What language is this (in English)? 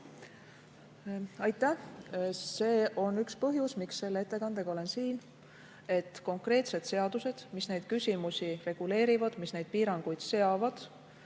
Estonian